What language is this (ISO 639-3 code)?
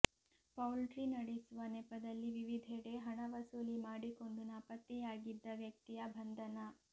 kan